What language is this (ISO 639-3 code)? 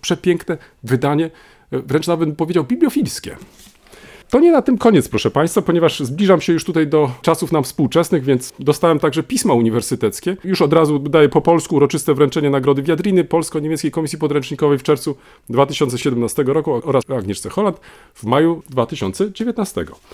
pol